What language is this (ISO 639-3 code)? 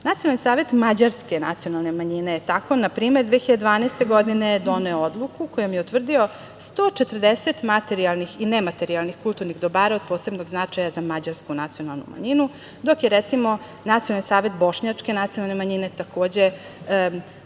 srp